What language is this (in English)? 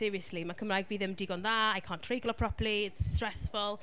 Welsh